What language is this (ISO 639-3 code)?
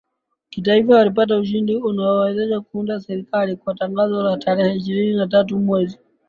swa